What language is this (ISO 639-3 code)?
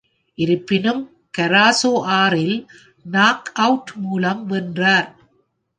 tam